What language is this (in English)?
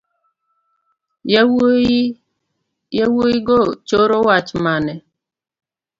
Luo (Kenya and Tanzania)